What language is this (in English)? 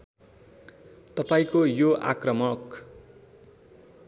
Nepali